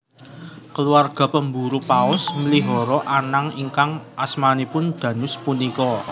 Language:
Javanese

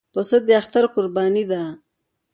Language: Pashto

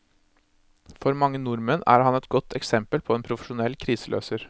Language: Norwegian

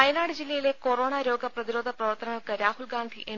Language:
Malayalam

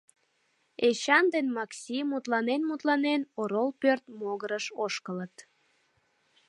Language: Mari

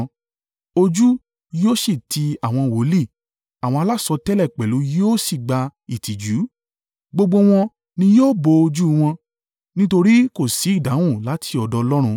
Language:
Yoruba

